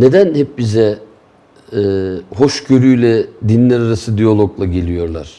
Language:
Turkish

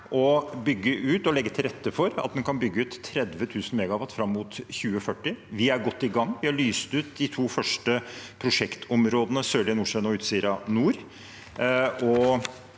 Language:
Norwegian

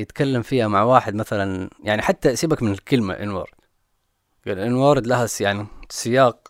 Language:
Arabic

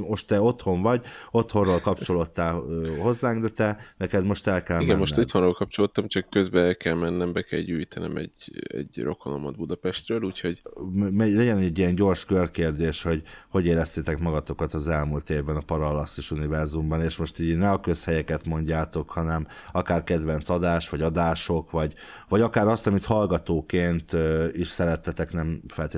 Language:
Hungarian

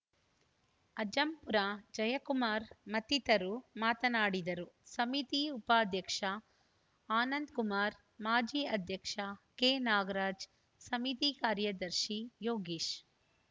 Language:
Kannada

